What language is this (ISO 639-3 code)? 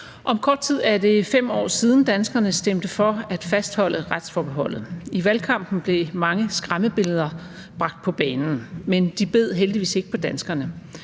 dan